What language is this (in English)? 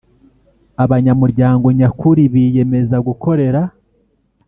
Kinyarwanda